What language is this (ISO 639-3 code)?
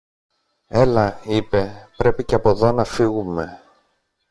ell